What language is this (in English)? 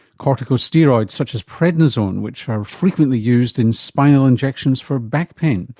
English